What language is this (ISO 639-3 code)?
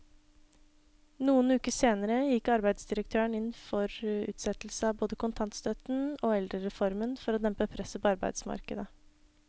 nor